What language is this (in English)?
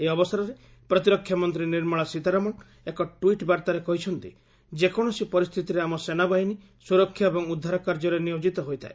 Odia